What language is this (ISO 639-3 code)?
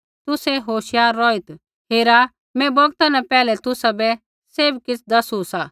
kfx